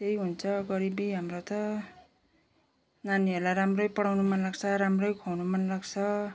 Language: Nepali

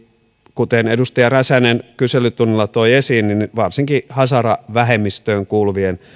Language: Finnish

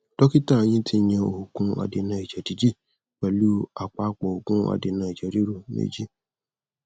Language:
Yoruba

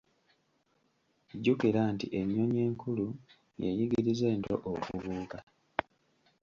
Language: Ganda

